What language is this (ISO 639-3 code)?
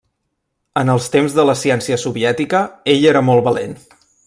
cat